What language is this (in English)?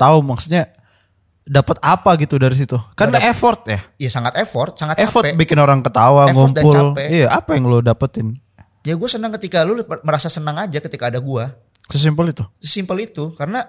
Indonesian